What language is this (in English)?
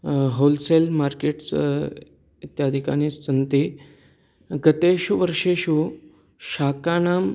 Sanskrit